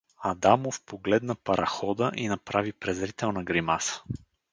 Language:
Bulgarian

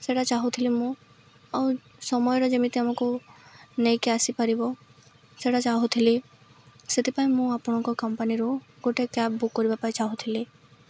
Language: Odia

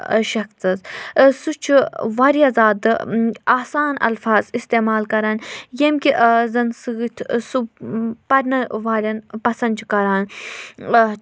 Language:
Kashmiri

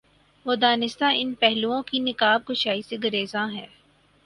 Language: Urdu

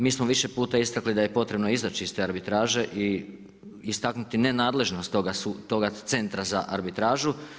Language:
Croatian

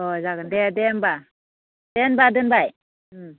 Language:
Bodo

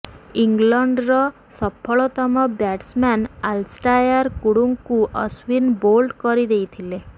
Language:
Odia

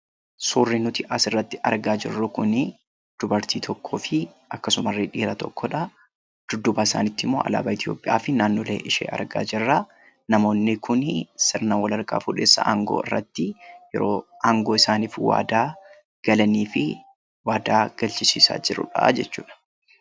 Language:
Oromo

